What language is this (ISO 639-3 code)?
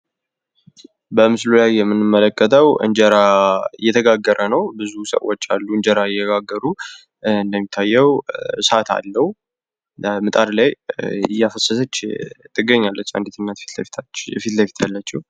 amh